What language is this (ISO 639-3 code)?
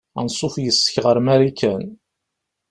kab